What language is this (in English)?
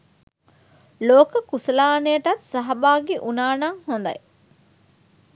Sinhala